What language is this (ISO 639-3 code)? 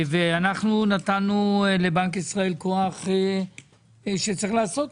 heb